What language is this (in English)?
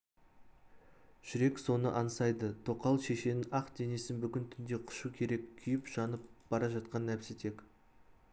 Kazakh